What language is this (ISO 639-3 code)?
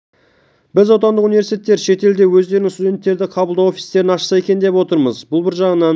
kaz